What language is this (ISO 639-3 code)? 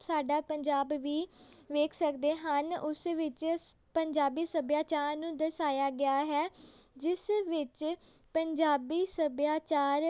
pan